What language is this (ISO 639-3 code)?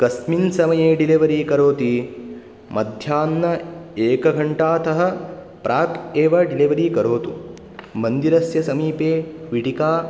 san